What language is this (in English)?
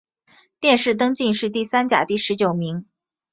Chinese